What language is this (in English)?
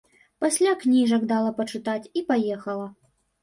Belarusian